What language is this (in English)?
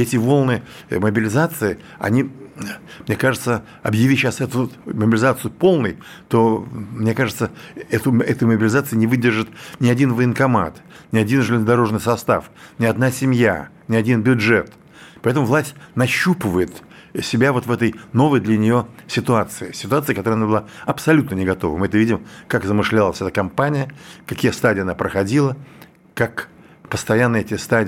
Russian